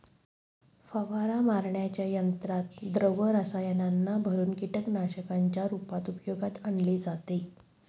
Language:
Marathi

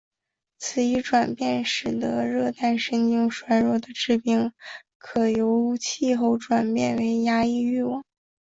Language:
Chinese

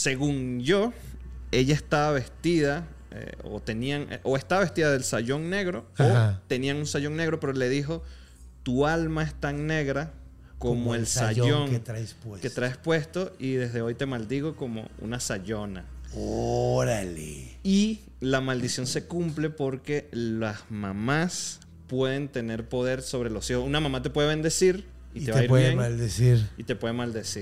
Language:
Spanish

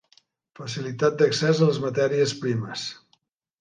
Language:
Catalan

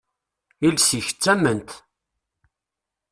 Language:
Kabyle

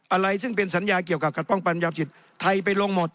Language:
Thai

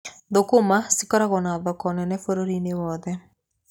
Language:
Kikuyu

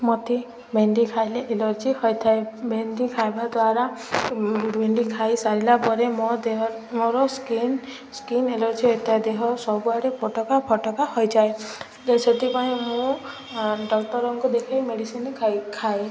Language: Odia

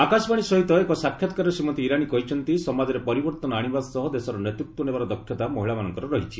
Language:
Odia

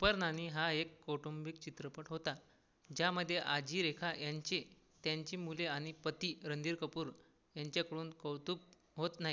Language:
Marathi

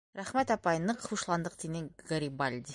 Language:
Bashkir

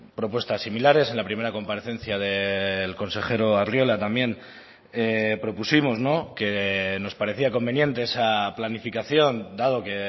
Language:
Spanish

